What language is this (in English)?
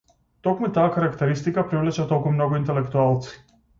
Macedonian